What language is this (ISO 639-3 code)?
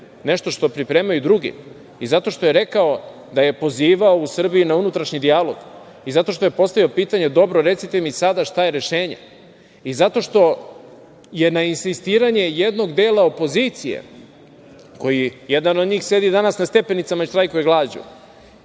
srp